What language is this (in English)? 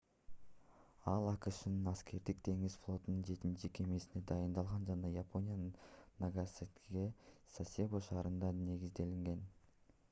Kyrgyz